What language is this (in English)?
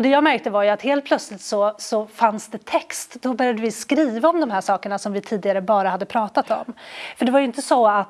Swedish